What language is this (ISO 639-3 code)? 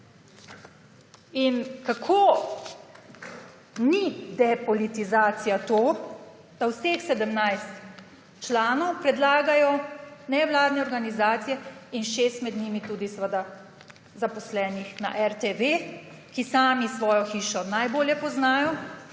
slv